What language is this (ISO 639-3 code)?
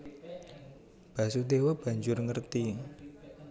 jav